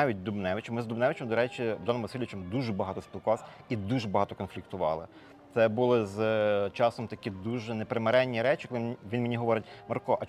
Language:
Ukrainian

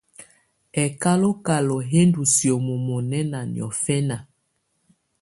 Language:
Tunen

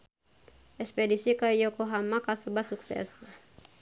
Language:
Sundanese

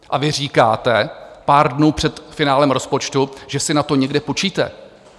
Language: Czech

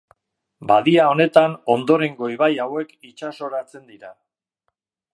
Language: Basque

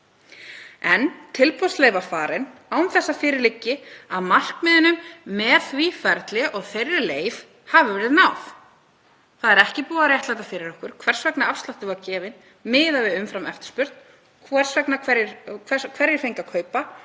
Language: Icelandic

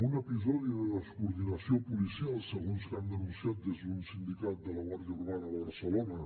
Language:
Catalan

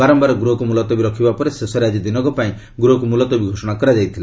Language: Odia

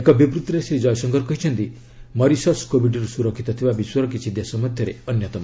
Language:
Odia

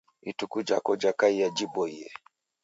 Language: Taita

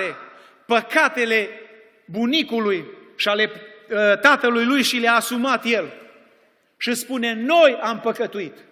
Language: Romanian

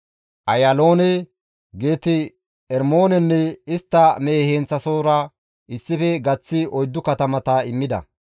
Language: Gamo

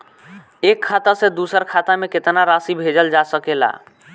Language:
Bhojpuri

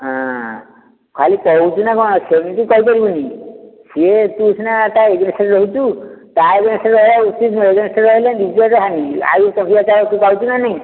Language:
Odia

